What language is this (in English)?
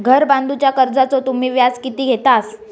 Marathi